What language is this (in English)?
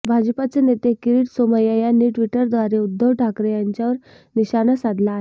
Marathi